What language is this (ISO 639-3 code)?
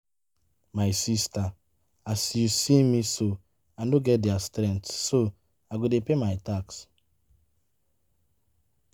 pcm